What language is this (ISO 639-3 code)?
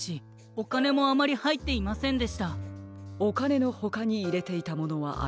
jpn